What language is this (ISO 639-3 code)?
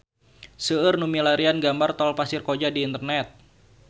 sun